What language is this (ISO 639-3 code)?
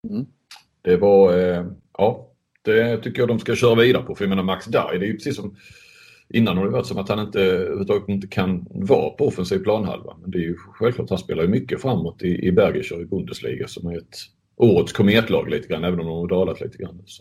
swe